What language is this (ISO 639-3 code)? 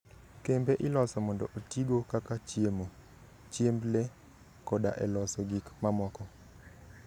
luo